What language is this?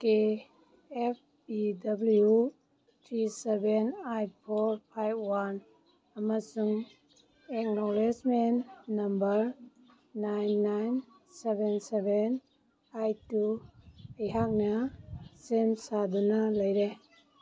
Manipuri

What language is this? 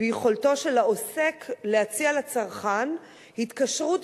Hebrew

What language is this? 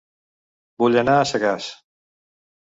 Catalan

